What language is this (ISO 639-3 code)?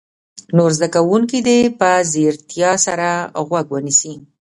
pus